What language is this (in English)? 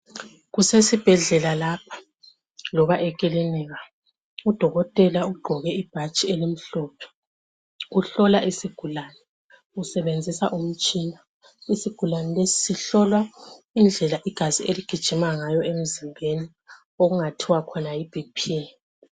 North Ndebele